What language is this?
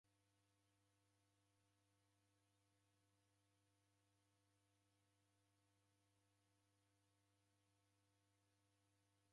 Taita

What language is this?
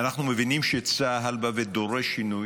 Hebrew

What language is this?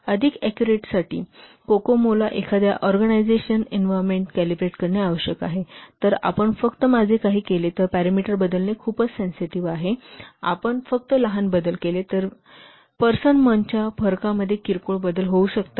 Marathi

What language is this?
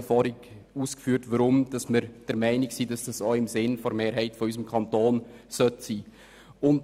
Swiss German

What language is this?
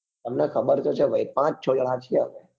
Gujarati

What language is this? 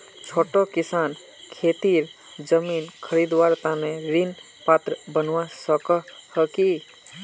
Magahi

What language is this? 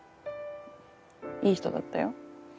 Japanese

